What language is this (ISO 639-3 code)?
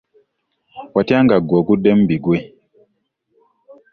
lug